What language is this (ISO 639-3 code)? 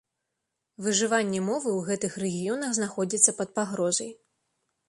bel